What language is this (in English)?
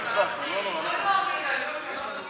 Hebrew